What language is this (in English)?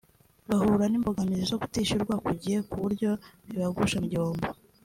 Kinyarwanda